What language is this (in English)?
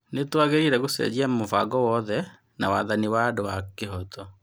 Kikuyu